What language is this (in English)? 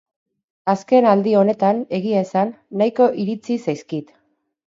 Basque